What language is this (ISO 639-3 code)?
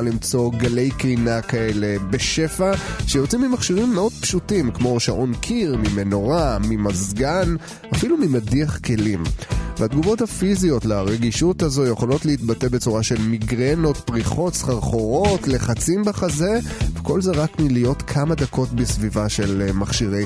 heb